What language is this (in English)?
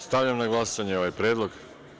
Serbian